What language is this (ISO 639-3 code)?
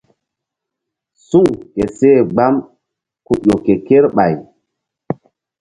mdd